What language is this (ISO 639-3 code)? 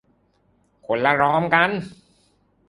tha